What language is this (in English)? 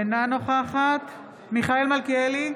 Hebrew